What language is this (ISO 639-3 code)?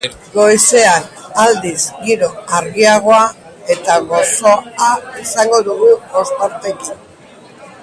eus